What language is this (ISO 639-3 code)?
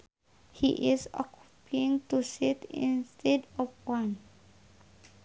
sun